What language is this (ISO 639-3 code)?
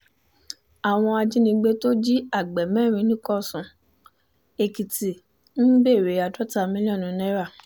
yor